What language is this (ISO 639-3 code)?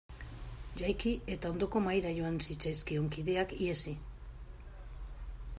eus